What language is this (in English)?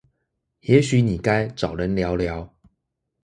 Chinese